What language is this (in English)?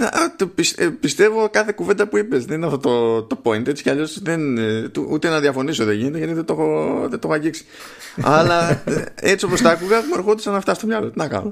Greek